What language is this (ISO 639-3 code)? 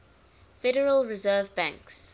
eng